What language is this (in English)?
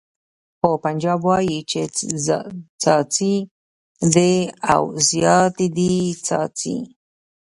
Pashto